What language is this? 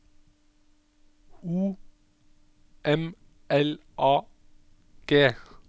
Norwegian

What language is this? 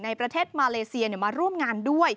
Thai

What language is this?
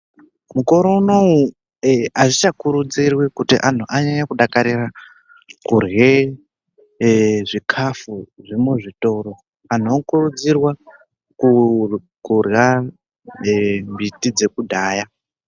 Ndau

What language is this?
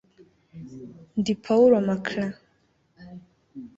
Kinyarwanda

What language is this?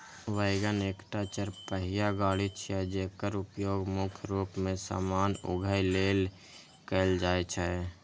Maithili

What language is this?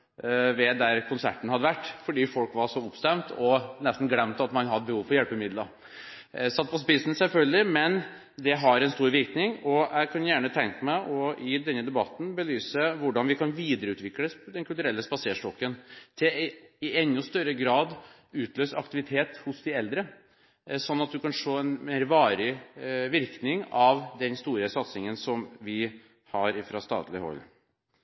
Norwegian Bokmål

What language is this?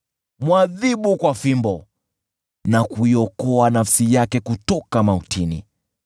Swahili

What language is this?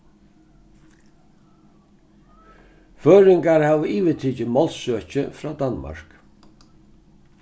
Faroese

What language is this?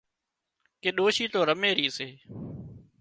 Wadiyara Koli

